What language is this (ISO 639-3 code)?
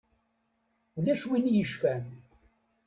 kab